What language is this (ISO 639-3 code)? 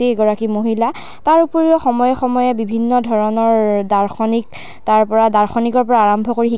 asm